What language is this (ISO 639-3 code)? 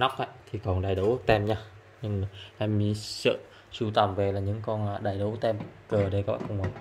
vie